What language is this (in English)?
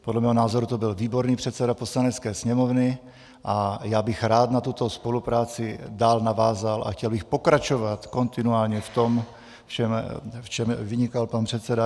Czech